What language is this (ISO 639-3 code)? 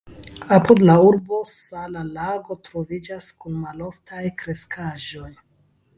epo